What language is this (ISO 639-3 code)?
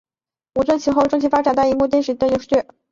zho